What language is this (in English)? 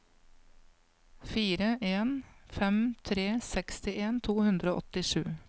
Norwegian